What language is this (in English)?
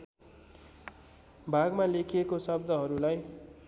Nepali